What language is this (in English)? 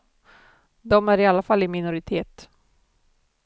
Swedish